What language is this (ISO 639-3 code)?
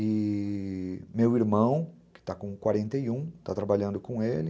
por